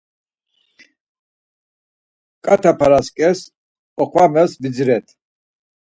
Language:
Laz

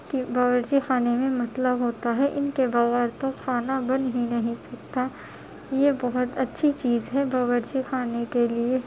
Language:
Urdu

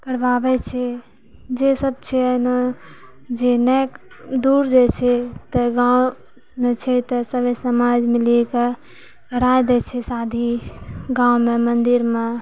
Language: Maithili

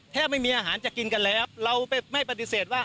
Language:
Thai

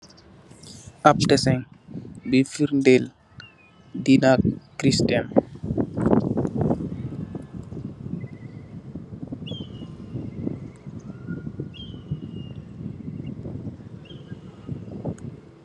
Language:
Wolof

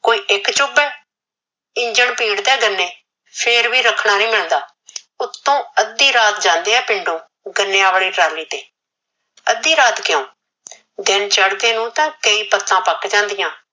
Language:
Punjabi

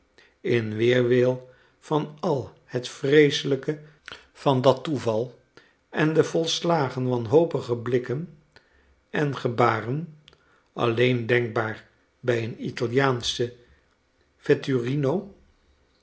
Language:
Dutch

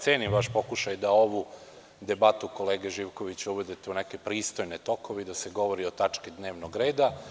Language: Serbian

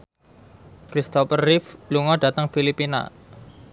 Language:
Javanese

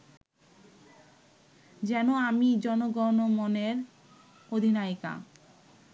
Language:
Bangla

